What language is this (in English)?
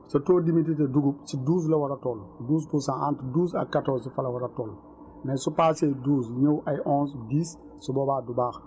Wolof